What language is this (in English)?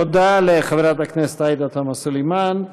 Hebrew